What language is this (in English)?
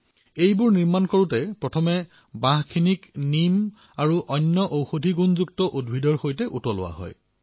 Assamese